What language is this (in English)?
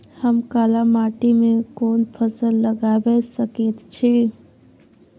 Maithili